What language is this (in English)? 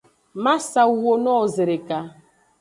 Aja (Benin)